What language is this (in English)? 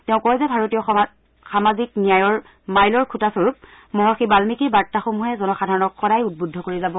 Assamese